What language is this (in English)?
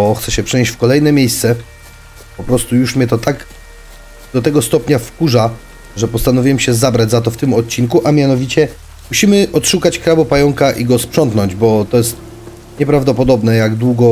Polish